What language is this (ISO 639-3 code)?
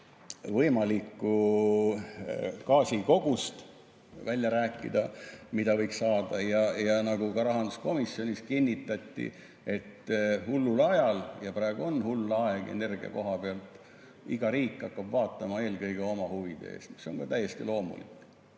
est